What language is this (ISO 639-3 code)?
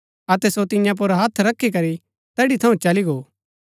gbk